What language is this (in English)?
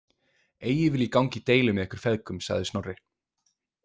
Icelandic